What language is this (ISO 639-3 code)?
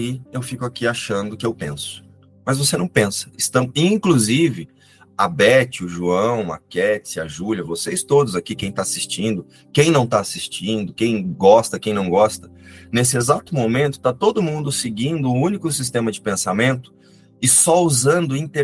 por